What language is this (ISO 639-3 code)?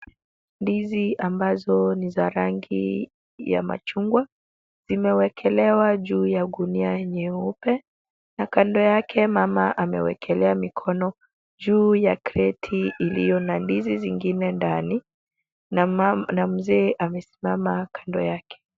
swa